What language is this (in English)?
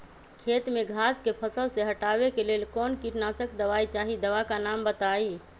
Magahi